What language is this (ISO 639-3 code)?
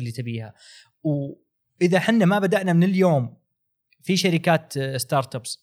ara